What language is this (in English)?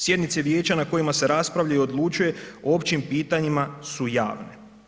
Croatian